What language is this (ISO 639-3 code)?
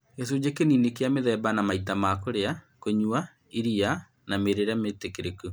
kik